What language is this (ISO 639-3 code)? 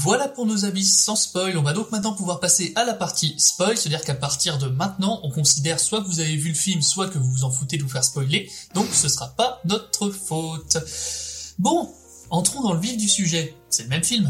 fra